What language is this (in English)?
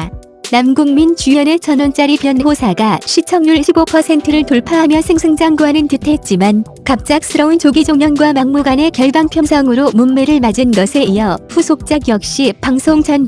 Korean